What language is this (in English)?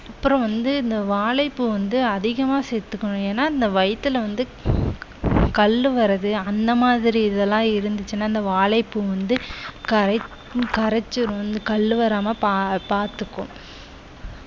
Tamil